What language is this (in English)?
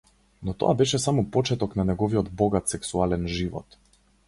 Macedonian